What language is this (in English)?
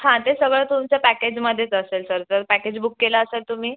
Marathi